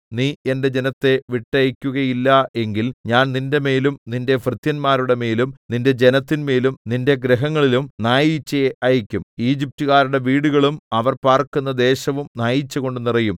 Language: Malayalam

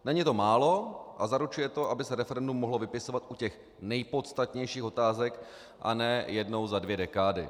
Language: Czech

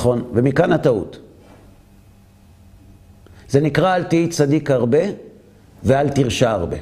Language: Hebrew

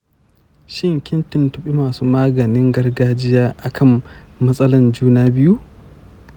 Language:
Hausa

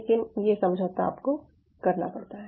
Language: Hindi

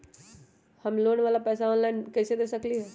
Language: Magahi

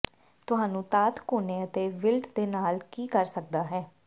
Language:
Punjabi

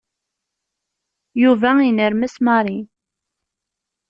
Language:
Kabyle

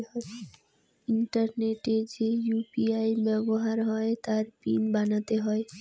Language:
Bangla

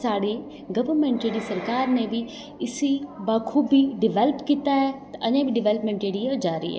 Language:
Dogri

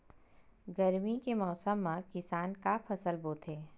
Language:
Chhattisgarhi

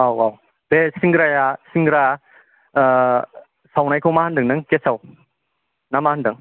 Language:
Bodo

